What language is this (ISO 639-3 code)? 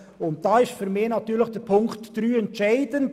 gsw